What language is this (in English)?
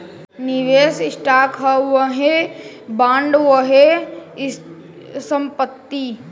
Bhojpuri